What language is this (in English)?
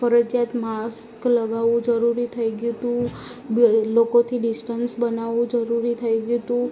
Gujarati